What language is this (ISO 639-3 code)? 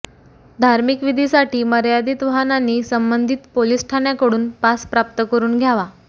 mar